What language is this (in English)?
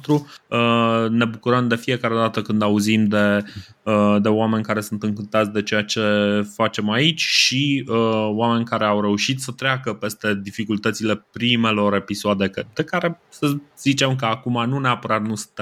Romanian